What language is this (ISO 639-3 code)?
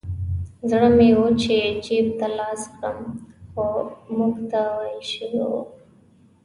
pus